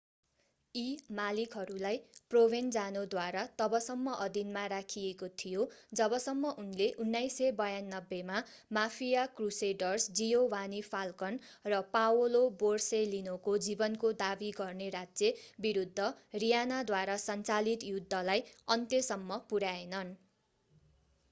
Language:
Nepali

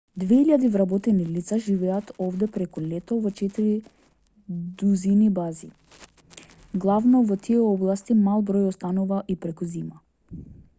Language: Macedonian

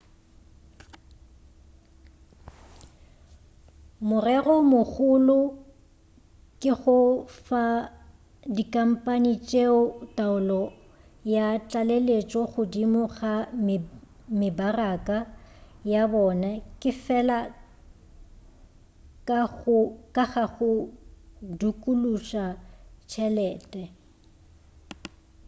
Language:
Northern Sotho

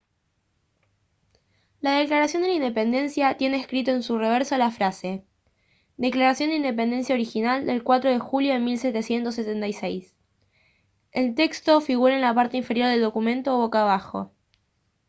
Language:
Spanish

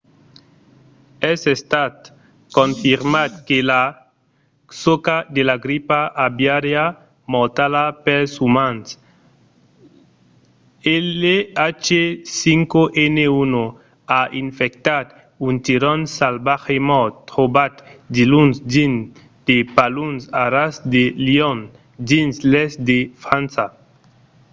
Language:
Occitan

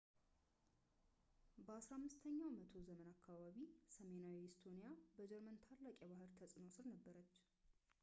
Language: Amharic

